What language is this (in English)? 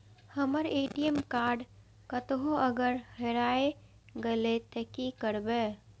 Maithili